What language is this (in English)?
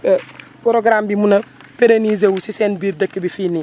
Wolof